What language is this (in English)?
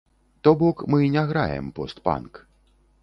Belarusian